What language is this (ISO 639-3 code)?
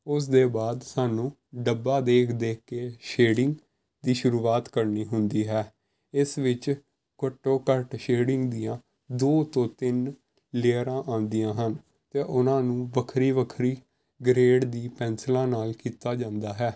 pan